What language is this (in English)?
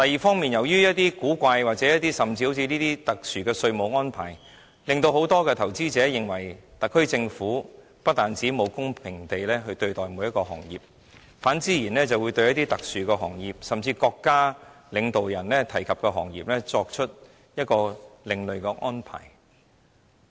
Cantonese